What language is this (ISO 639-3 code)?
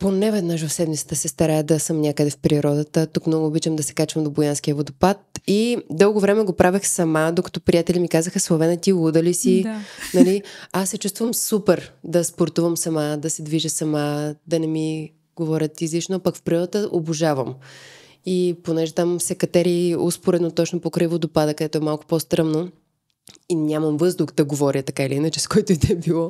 bul